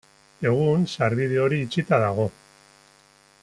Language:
Basque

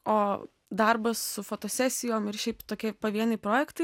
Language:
Lithuanian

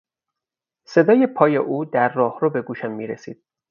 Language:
Persian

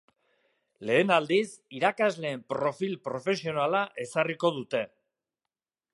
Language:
Basque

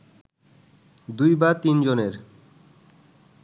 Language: Bangla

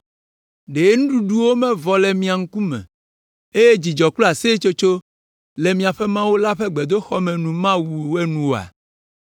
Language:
Ewe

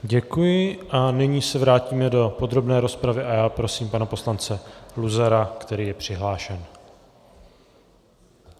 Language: Czech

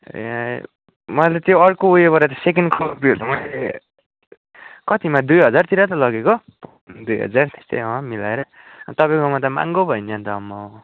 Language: Nepali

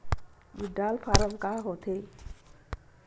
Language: Chhattisgarhi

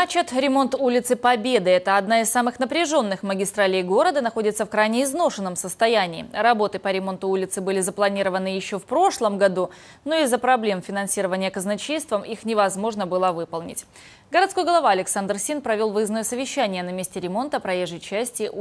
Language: Russian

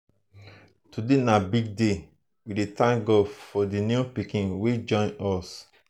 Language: Nigerian Pidgin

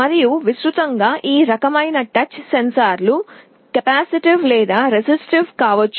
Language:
Telugu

